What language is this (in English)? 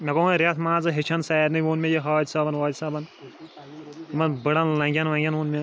Kashmiri